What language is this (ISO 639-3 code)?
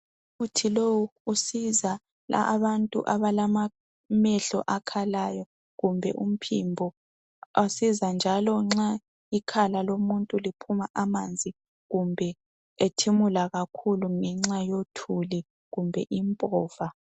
nde